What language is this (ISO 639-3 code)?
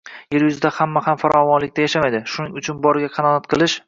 uzb